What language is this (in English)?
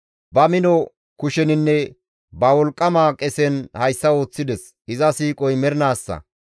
Gamo